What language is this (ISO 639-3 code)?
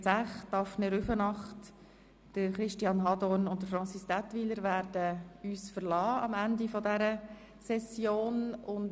gsw